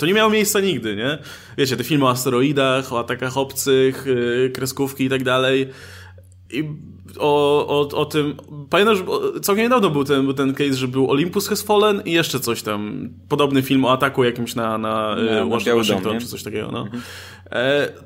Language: Polish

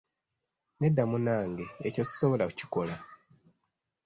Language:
Ganda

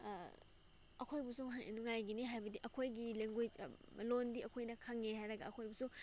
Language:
Manipuri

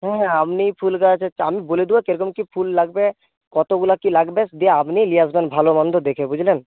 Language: Bangla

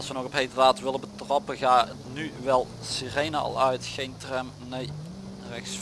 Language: Dutch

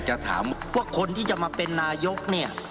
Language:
Thai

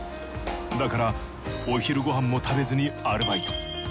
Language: Japanese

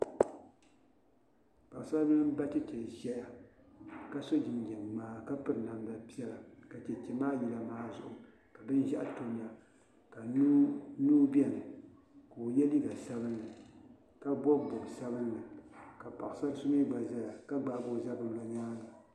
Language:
Dagbani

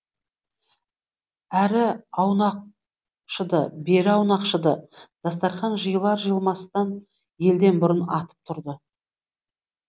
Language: Kazakh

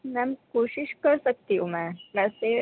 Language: Urdu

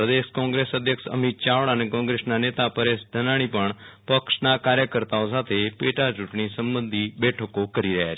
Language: Gujarati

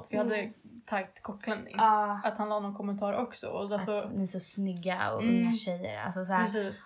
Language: Swedish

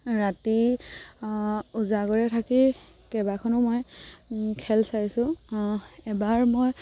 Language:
Assamese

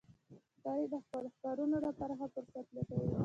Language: Pashto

